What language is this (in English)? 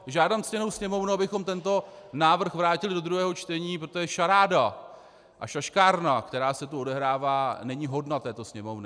Czech